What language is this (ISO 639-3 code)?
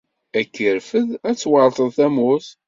kab